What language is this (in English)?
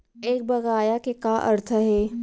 Chhattisgarhi